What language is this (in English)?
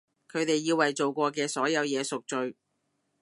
Cantonese